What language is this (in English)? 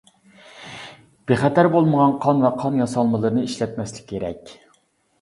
Uyghur